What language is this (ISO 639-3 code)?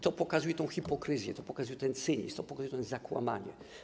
pol